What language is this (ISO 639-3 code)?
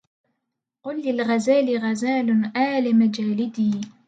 ara